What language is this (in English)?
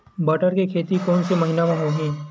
Chhattisgarhi